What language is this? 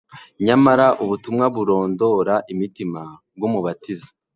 Kinyarwanda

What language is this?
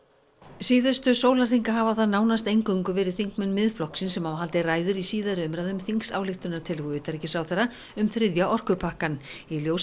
Icelandic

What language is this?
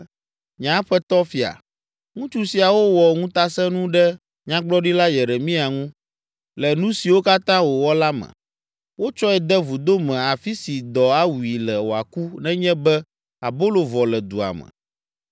Ewe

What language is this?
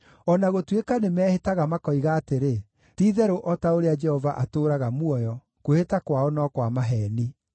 Kikuyu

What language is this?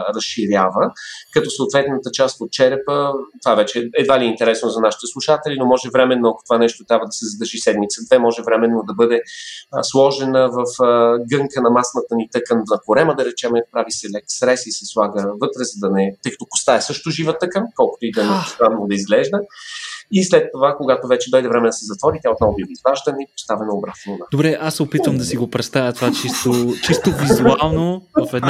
Bulgarian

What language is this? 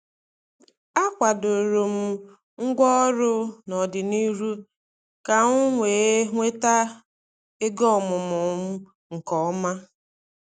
Igbo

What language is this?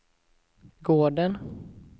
Swedish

